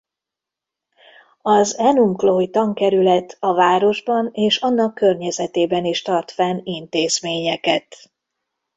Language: Hungarian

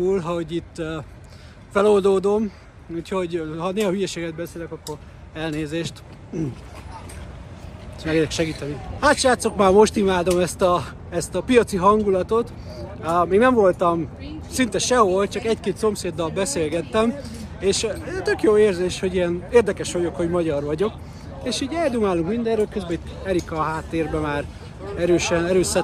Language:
Hungarian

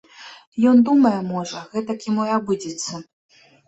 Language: Belarusian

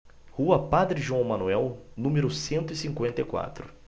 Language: Portuguese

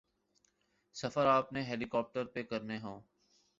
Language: Urdu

